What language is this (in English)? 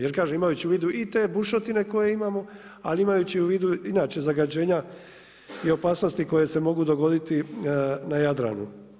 Croatian